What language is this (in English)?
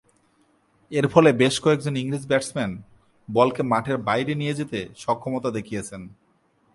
Bangla